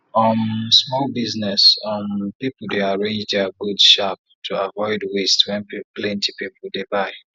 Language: Nigerian Pidgin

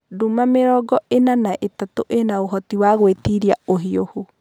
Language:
Kikuyu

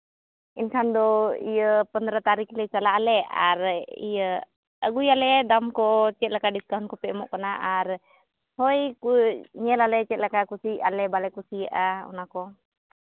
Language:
Santali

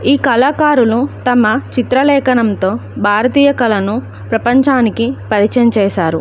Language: Telugu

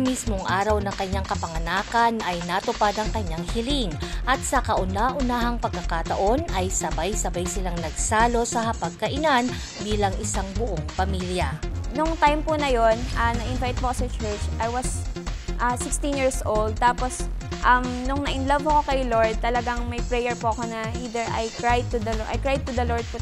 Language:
Filipino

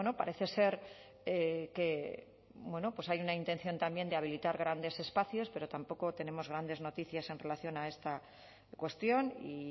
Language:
Spanish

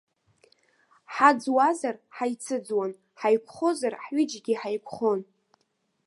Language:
Abkhazian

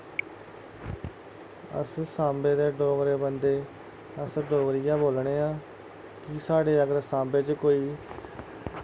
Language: Dogri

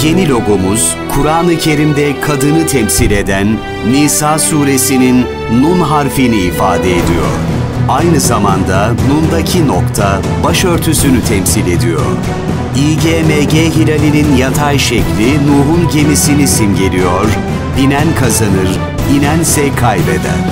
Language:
Turkish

